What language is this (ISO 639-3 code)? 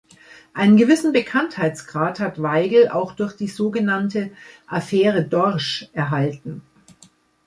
deu